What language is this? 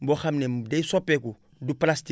Wolof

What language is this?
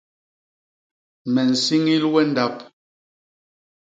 Basaa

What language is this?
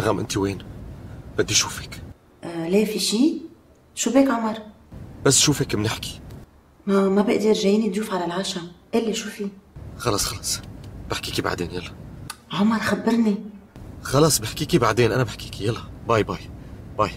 Arabic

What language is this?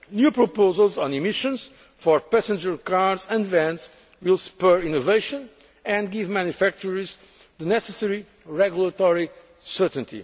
English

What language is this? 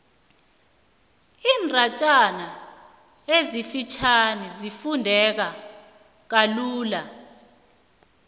South Ndebele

